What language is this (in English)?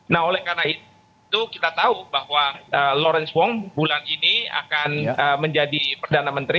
Indonesian